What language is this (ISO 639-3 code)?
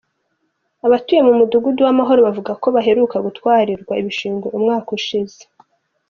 kin